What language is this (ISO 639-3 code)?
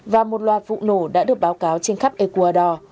vie